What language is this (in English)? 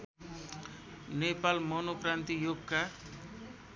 Nepali